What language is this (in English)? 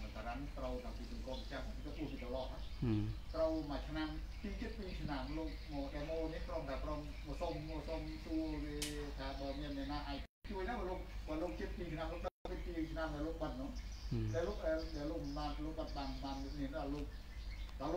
Thai